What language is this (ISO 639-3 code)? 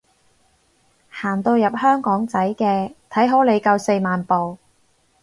yue